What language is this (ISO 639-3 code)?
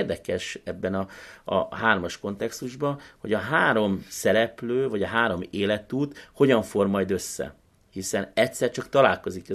hun